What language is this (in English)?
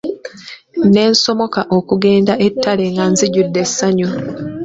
Ganda